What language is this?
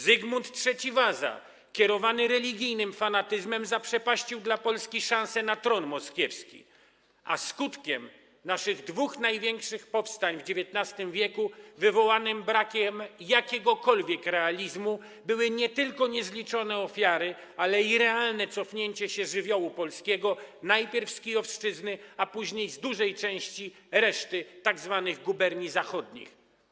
Polish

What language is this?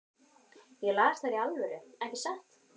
Icelandic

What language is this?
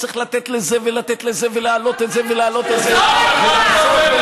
Hebrew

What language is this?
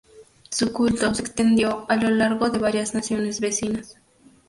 Spanish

